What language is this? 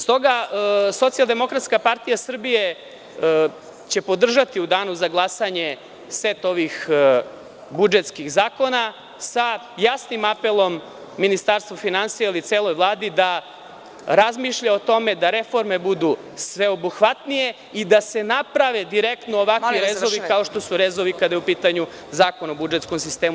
Serbian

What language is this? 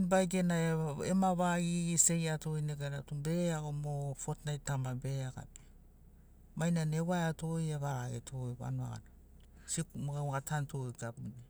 Sinaugoro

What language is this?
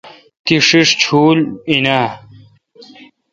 Kalkoti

